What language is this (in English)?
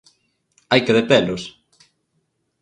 Galician